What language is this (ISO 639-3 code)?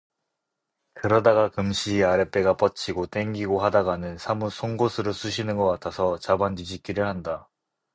kor